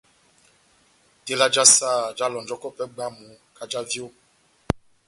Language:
Batanga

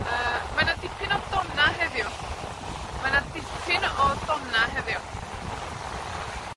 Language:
Welsh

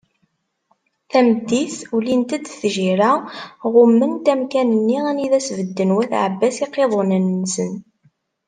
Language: Kabyle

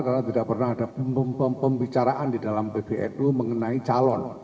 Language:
Indonesian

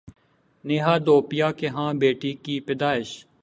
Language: Urdu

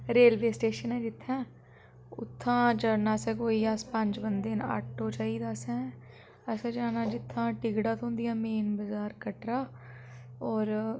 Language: Dogri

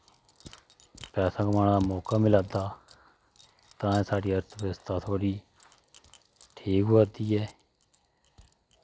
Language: Dogri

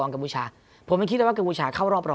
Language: Thai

